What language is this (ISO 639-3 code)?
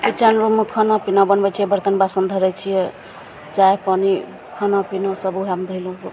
mai